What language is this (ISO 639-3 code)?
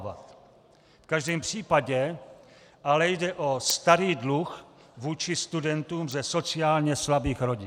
ces